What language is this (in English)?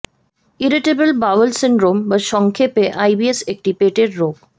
Bangla